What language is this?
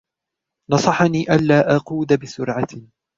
Arabic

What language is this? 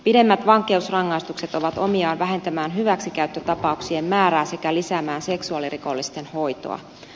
Finnish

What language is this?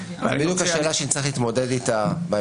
Hebrew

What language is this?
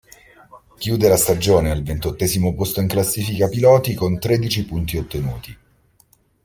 Italian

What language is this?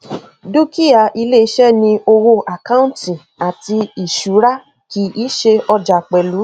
Yoruba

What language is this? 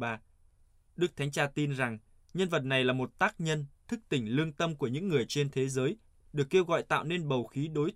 Vietnamese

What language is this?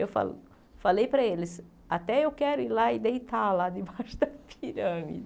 Portuguese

